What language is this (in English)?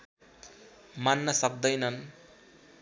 Nepali